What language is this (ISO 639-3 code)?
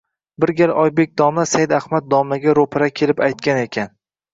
uzb